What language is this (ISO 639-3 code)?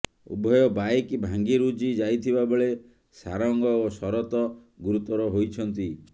ori